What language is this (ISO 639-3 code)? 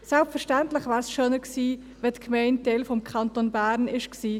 gsw